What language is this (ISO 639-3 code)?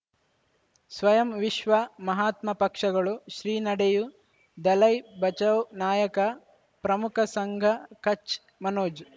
kan